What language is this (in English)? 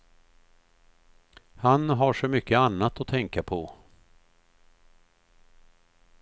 Swedish